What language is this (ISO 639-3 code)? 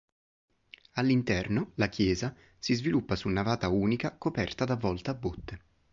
ita